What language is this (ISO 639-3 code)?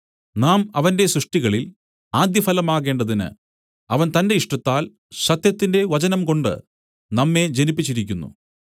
mal